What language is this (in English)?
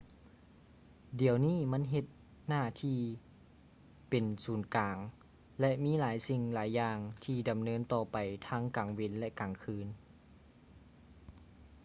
Lao